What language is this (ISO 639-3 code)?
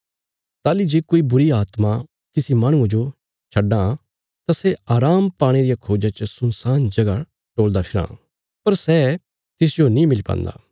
kfs